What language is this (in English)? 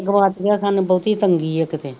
Punjabi